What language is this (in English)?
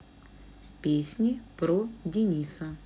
Russian